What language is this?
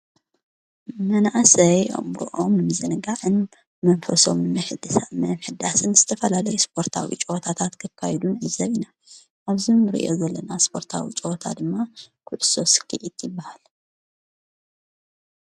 Tigrinya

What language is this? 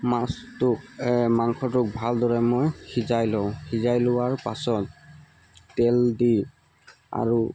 Assamese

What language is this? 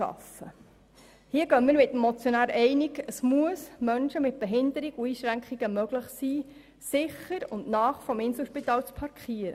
Swiss German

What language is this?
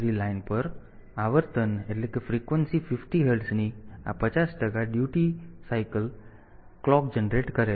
Gujarati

